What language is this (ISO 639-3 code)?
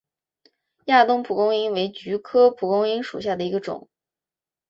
zho